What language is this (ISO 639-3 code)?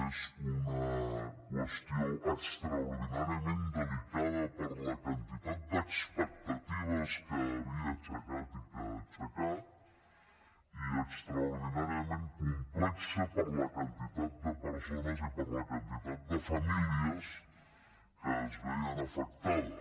cat